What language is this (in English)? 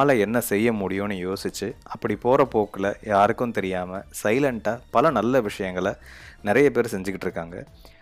Tamil